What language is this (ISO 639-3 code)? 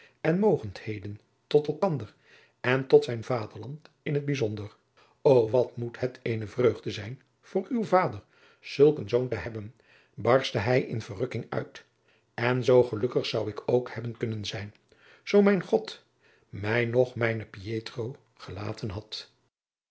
nld